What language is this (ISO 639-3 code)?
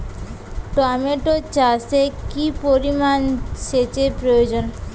ben